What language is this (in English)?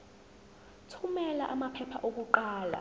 Zulu